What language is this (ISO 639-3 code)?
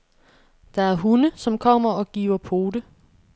dan